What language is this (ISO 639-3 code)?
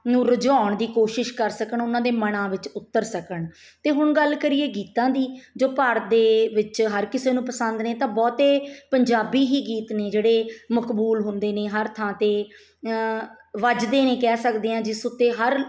pan